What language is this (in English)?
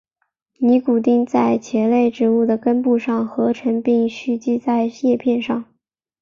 Chinese